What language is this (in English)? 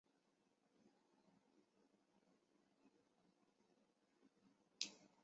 Chinese